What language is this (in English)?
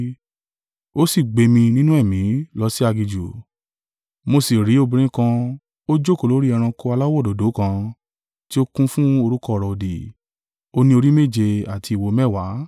Yoruba